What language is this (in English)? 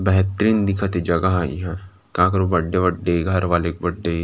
Chhattisgarhi